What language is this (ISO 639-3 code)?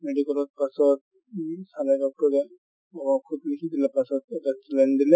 asm